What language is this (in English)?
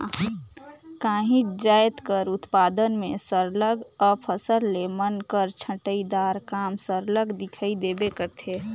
Chhattisgarhi